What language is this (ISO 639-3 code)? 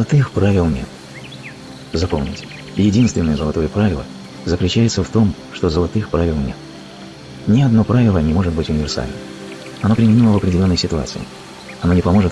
rus